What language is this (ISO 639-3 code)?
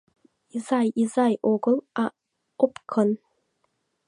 chm